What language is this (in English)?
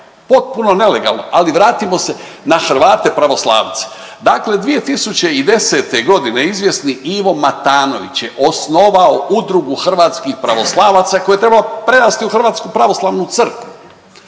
Croatian